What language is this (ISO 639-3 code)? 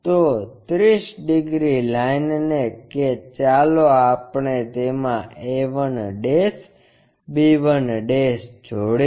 guj